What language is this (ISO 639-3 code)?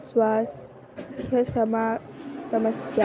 san